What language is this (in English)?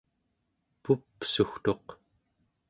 Central Yupik